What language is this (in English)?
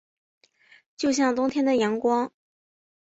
Chinese